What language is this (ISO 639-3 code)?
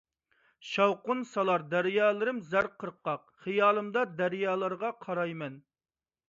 uig